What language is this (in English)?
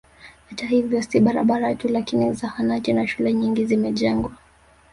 Swahili